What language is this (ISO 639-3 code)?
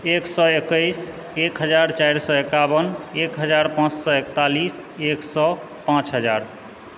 mai